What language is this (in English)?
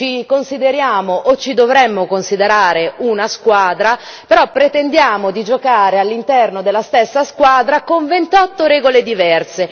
Italian